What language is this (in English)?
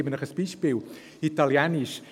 Swiss German